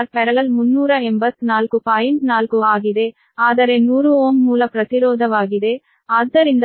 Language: Kannada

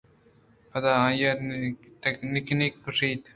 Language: Eastern Balochi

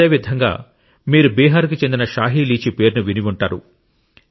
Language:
Telugu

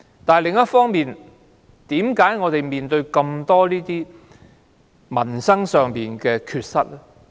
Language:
Cantonese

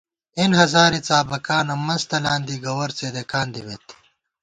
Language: Gawar-Bati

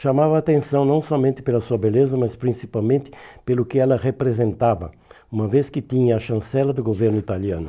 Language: Portuguese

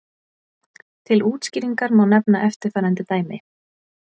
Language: Icelandic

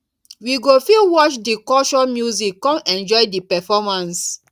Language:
Nigerian Pidgin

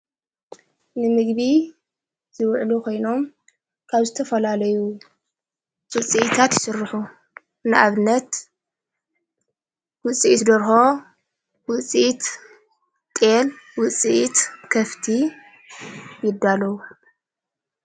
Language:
Tigrinya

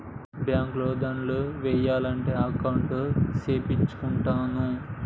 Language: Telugu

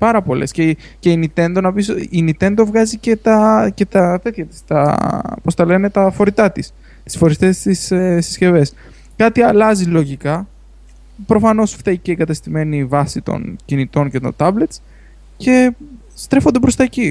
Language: Greek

